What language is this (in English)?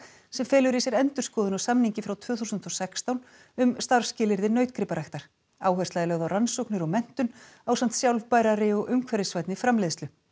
Icelandic